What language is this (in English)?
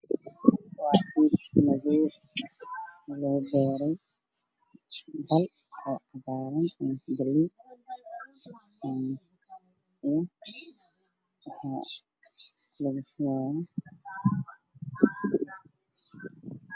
Somali